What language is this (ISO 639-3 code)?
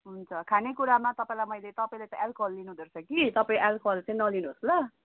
nep